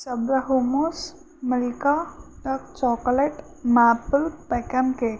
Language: Telugu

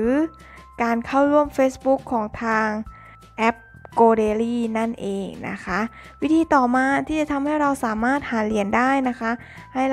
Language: Thai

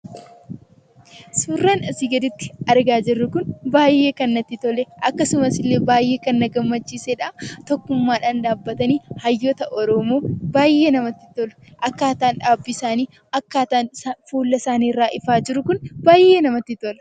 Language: Oromo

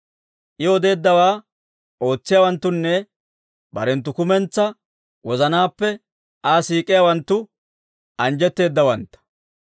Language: Dawro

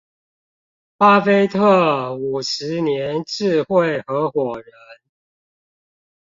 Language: Chinese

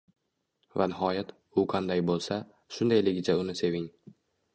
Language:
Uzbek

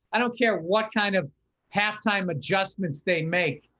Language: English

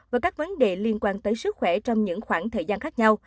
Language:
Vietnamese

